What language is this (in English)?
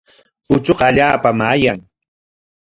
Corongo Ancash Quechua